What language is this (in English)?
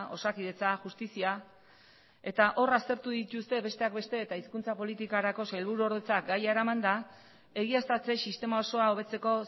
Basque